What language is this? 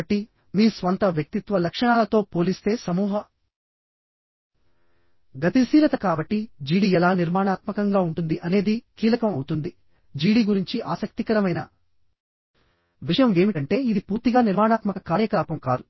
Telugu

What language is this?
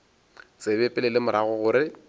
Northern Sotho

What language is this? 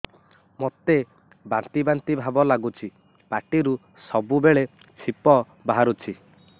Odia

